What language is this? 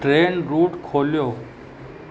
Sindhi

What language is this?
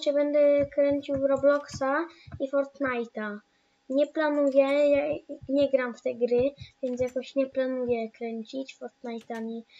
Polish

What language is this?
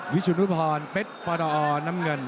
Thai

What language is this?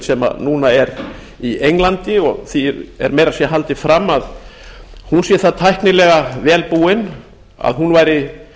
Icelandic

